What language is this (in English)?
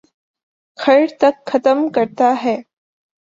Urdu